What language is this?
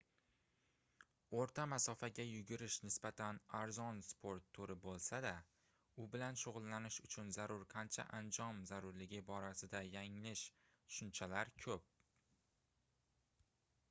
Uzbek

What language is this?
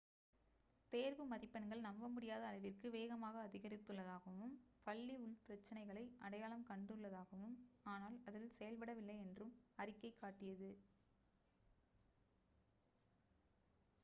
Tamil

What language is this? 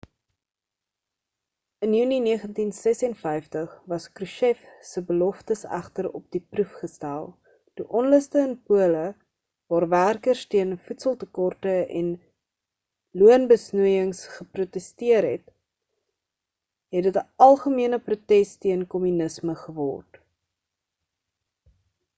Afrikaans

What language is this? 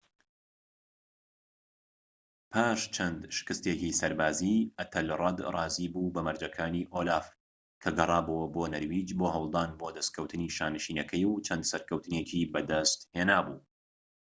Central Kurdish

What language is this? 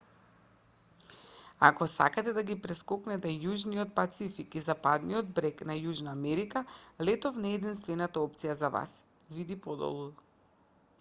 Macedonian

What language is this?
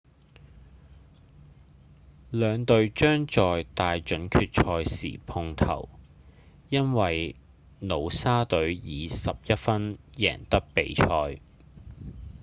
Cantonese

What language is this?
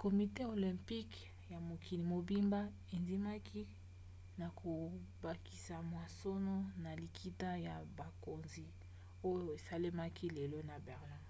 Lingala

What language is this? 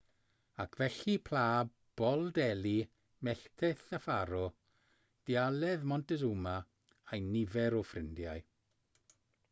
Welsh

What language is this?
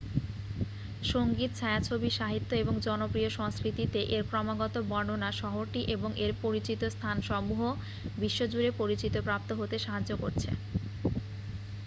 Bangla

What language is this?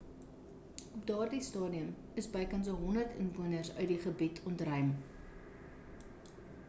Afrikaans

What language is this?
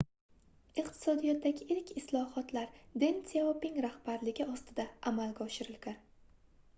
Uzbek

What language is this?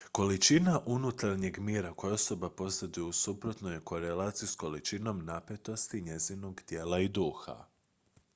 Croatian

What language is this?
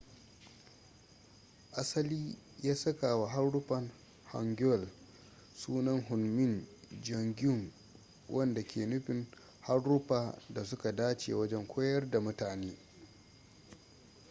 Hausa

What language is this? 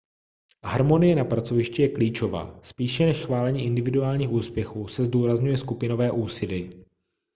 Czech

